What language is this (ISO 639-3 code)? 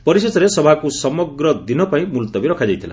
ori